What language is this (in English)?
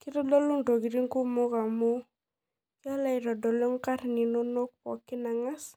Masai